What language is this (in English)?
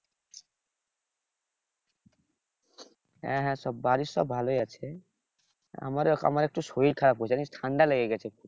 Bangla